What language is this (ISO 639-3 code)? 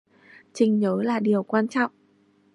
vie